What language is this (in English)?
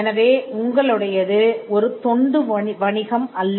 Tamil